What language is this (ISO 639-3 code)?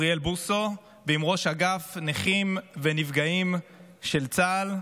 heb